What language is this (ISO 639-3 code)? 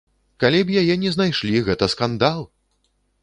bel